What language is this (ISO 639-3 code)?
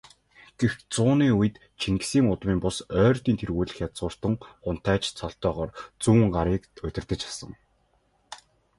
mon